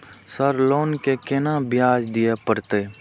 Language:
Maithili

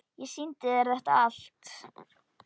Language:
Icelandic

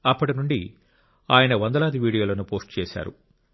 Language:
Telugu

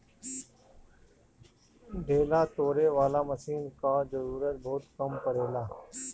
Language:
Bhojpuri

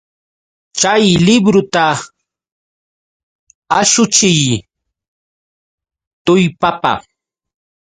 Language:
Yauyos Quechua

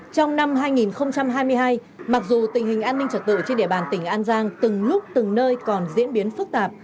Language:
Vietnamese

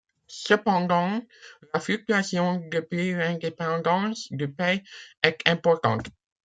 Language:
French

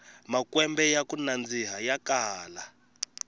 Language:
Tsonga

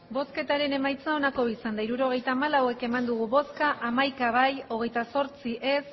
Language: Basque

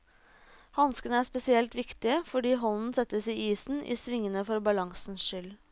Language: Norwegian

